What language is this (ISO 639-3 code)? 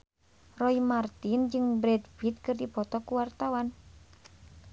sun